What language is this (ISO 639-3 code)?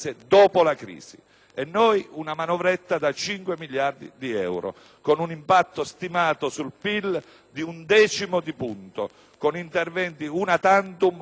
ita